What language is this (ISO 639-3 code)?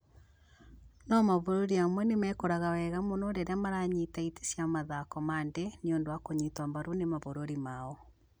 kik